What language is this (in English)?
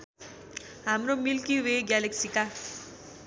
Nepali